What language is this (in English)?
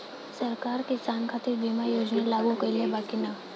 Bhojpuri